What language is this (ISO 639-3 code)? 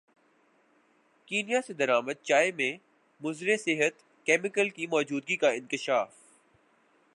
urd